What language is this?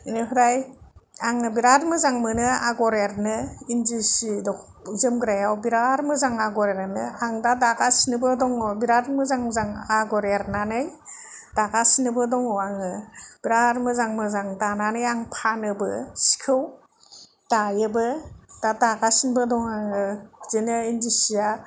Bodo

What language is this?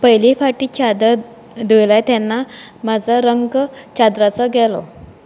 Konkani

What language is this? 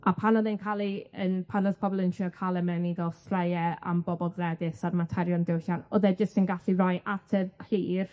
Welsh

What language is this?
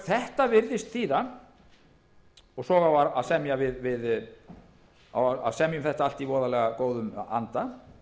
Icelandic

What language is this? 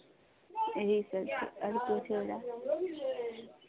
Maithili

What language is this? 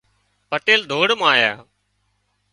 Wadiyara Koli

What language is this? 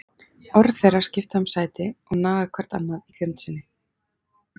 Icelandic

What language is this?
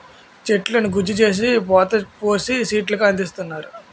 Telugu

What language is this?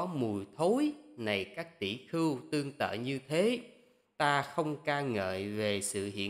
Vietnamese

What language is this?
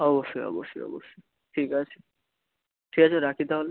Bangla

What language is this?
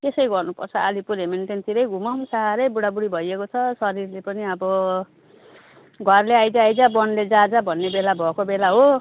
Nepali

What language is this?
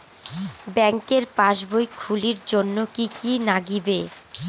Bangla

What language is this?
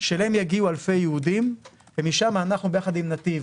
Hebrew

